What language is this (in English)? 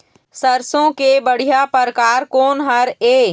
Chhattisgarhi